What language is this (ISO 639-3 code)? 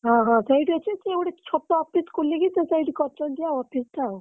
ori